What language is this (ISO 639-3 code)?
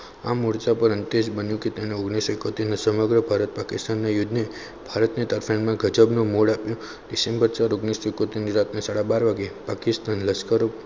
guj